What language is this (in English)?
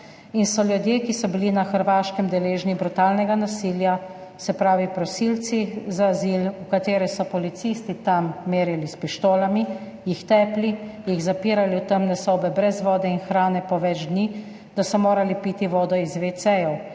Slovenian